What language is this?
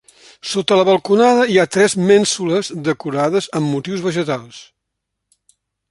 Catalan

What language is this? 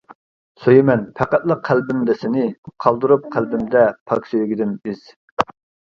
Uyghur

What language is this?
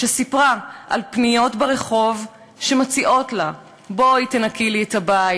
Hebrew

